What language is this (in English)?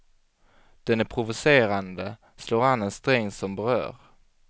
Swedish